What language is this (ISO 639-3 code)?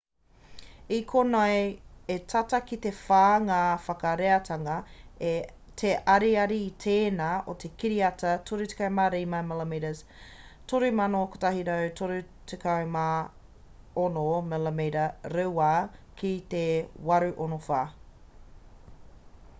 mri